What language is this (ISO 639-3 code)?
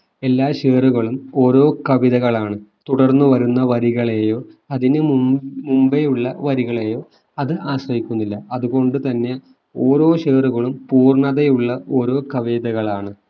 mal